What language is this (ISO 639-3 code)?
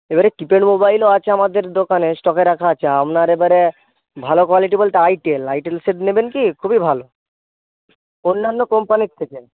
ben